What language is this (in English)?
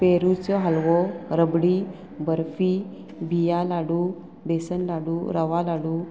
Konkani